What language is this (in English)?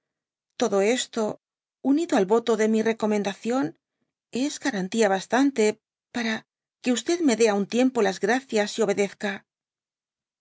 Spanish